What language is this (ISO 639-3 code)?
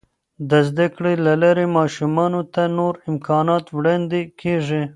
pus